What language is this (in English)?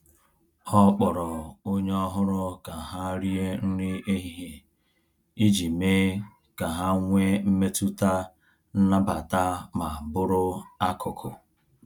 Igbo